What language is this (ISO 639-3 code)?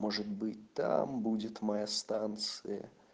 rus